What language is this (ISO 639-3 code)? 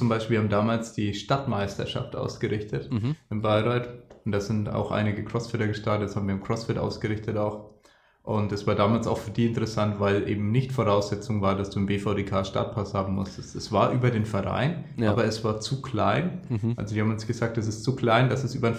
deu